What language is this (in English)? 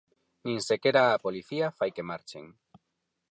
Galician